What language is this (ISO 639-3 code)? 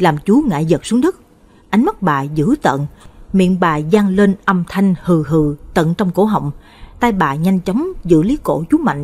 vie